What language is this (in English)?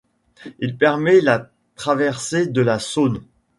French